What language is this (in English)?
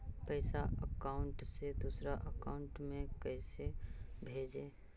Magahi